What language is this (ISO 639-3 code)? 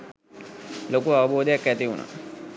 sin